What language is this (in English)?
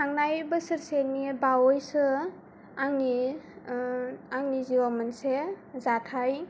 Bodo